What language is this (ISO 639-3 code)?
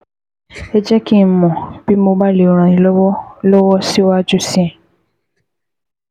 yor